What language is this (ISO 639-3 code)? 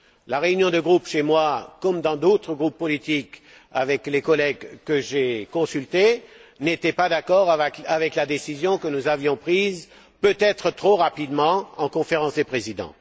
fra